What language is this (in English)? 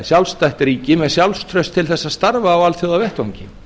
Icelandic